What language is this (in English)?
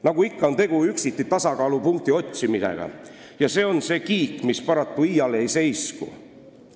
Estonian